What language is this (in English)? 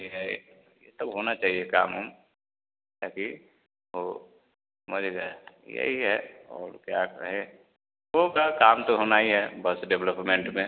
Hindi